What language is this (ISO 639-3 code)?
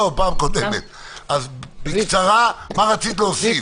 heb